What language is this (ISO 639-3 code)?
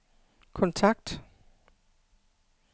dan